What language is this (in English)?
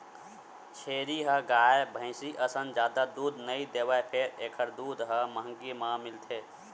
Chhattisgarhi